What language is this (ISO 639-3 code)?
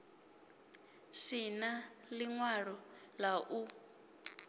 ven